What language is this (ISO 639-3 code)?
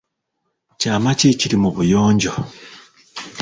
lug